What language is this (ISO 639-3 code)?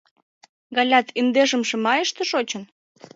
chm